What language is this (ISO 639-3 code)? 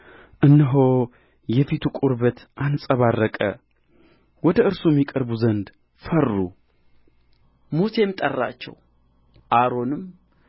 amh